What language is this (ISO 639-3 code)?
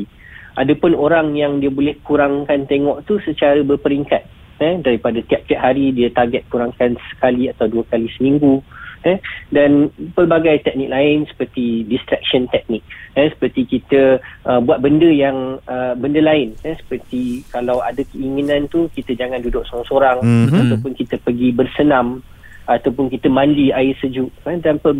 msa